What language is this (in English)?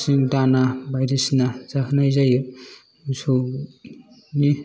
Bodo